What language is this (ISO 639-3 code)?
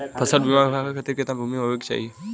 bho